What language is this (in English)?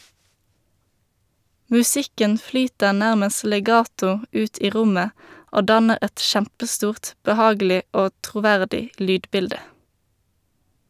Norwegian